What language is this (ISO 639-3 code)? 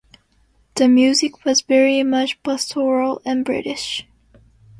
eng